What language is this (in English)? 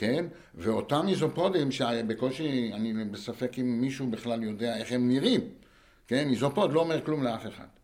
Hebrew